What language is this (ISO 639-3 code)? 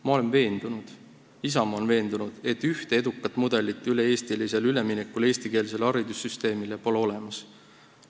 est